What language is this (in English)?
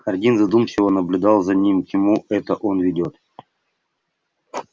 Russian